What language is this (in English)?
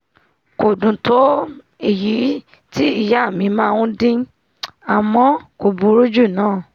Yoruba